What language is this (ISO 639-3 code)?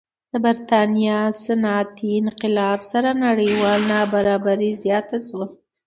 pus